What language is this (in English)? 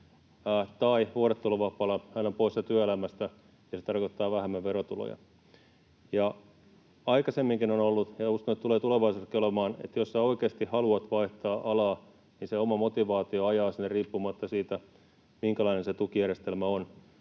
Finnish